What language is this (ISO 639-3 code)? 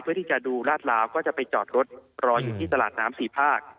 tha